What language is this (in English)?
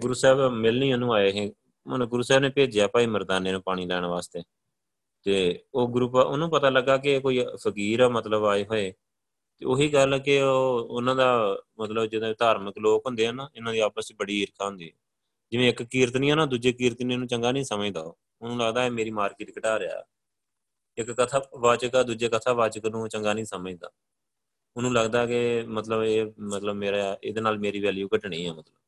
Punjabi